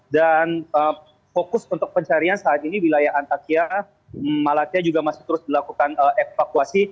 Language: Indonesian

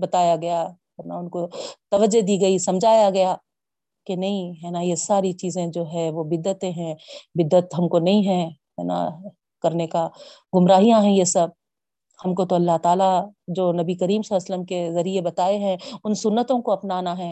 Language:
Urdu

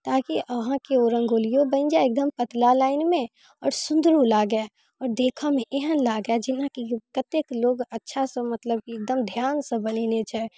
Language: Maithili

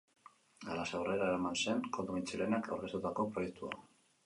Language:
Basque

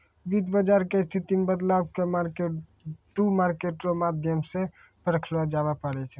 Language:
Maithili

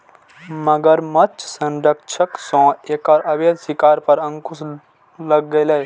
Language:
Maithili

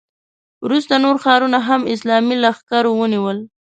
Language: Pashto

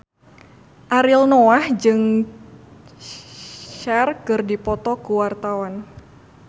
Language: Sundanese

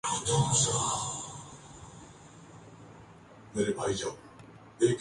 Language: Urdu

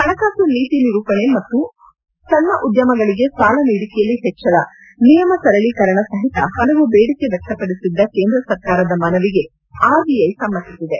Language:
Kannada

